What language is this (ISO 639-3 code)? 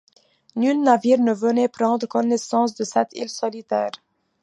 fra